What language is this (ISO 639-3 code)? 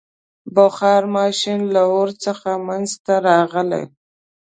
pus